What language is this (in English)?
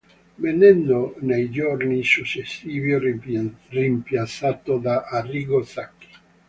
Italian